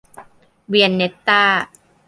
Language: Thai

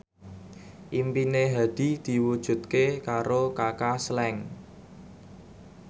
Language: Javanese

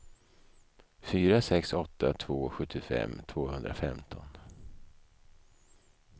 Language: Swedish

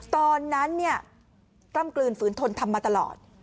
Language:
Thai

